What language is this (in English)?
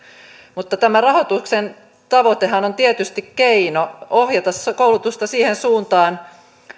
Finnish